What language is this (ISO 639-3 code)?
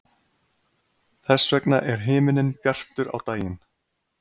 isl